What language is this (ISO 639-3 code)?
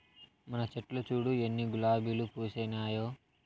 tel